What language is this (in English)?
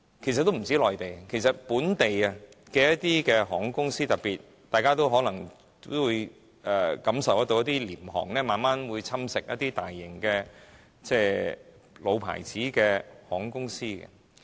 Cantonese